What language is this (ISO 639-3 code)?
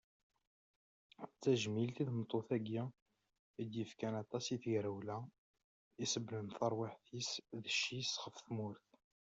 kab